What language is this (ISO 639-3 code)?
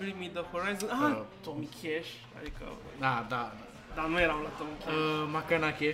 ron